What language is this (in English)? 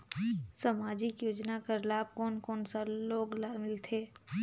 Chhattisgarhi